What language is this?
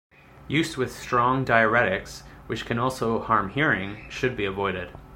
English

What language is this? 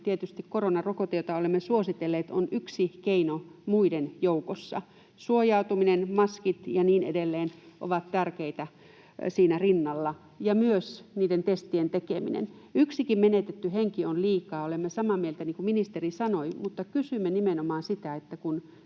Finnish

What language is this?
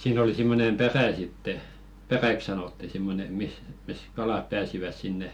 Finnish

